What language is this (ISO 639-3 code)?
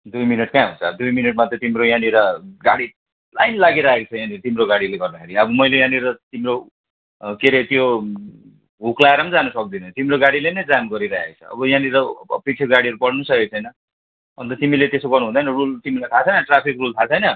nep